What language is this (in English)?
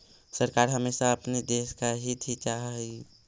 Magahi